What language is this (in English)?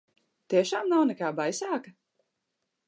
Latvian